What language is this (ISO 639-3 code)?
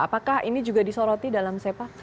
ind